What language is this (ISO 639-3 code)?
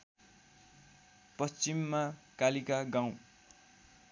nep